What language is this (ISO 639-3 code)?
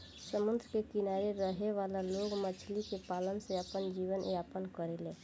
bho